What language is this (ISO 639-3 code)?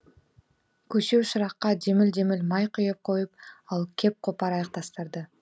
kaz